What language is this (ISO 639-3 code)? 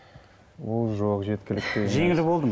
kaz